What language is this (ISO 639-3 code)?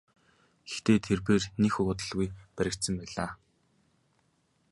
mon